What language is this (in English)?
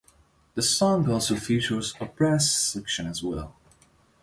English